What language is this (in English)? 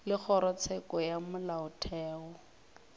Northern Sotho